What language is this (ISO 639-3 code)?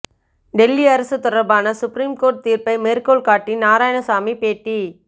tam